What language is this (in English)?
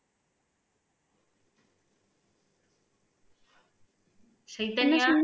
Tamil